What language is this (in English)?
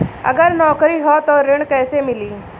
Bhojpuri